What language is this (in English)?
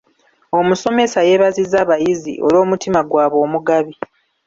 Ganda